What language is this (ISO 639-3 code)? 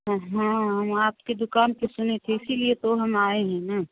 hin